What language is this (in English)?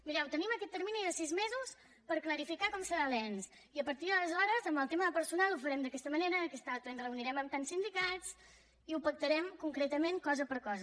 Catalan